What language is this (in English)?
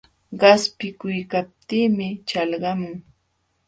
Jauja Wanca Quechua